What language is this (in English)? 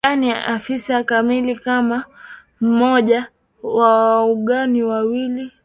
Swahili